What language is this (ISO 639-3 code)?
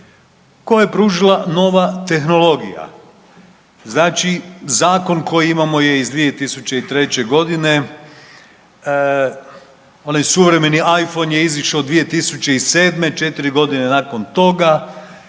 hrv